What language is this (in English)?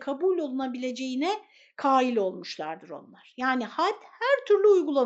Turkish